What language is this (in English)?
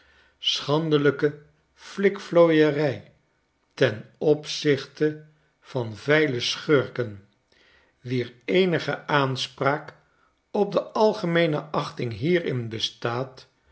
Dutch